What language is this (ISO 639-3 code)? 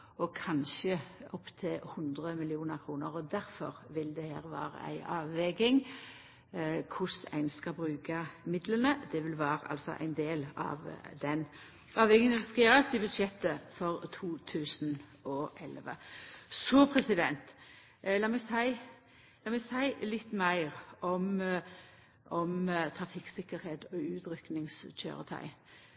nno